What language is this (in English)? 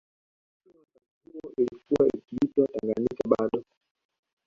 Swahili